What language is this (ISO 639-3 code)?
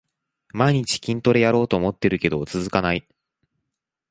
jpn